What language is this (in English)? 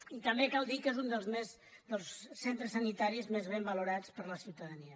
Catalan